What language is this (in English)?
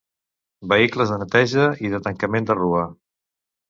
Catalan